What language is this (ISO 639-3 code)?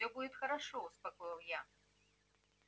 rus